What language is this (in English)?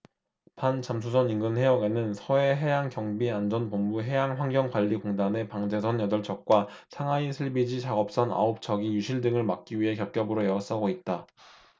Korean